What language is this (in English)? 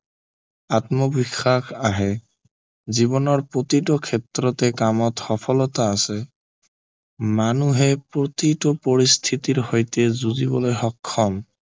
Assamese